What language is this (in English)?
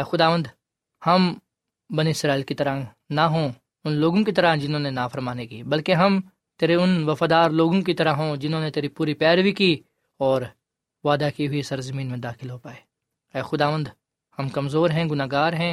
Urdu